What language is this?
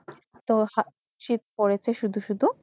Bangla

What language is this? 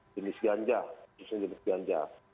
Indonesian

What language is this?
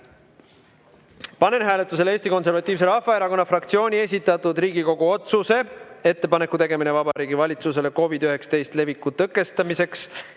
Estonian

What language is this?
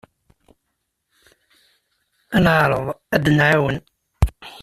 Kabyle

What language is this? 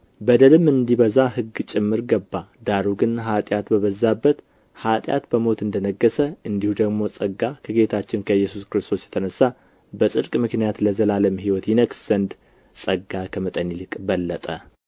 Amharic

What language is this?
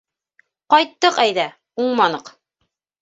Bashkir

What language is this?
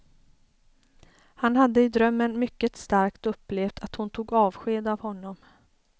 Swedish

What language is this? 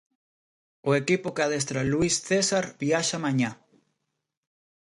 Galician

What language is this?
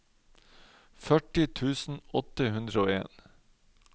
Norwegian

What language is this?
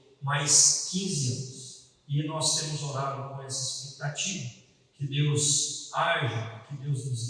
Portuguese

